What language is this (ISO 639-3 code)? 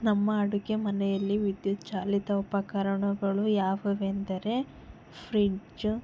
kan